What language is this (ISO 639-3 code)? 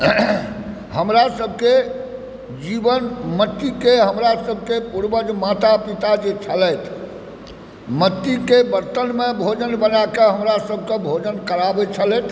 mai